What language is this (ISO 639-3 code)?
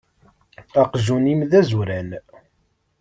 kab